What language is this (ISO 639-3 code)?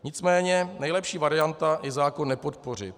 ces